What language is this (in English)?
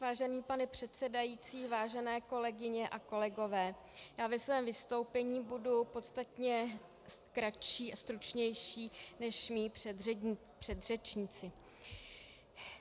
Czech